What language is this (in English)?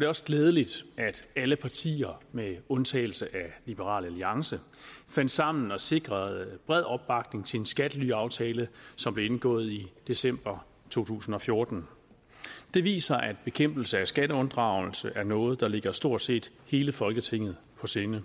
Danish